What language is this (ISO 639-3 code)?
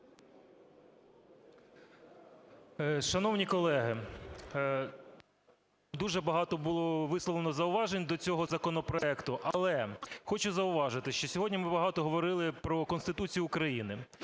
ukr